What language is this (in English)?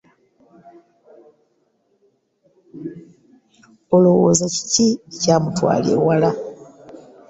Ganda